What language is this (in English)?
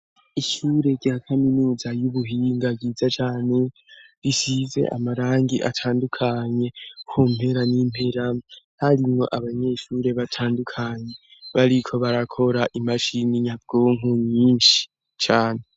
Rundi